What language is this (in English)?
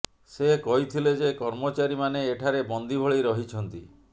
Odia